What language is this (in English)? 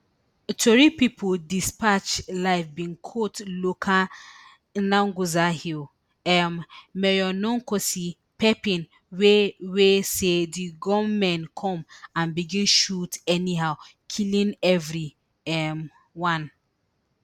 Nigerian Pidgin